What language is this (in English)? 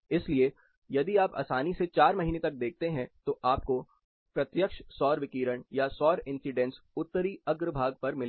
Hindi